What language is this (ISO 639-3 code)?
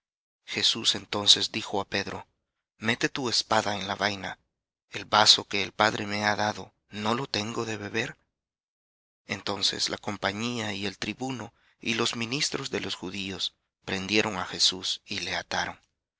spa